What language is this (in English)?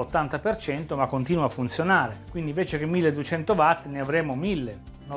Italian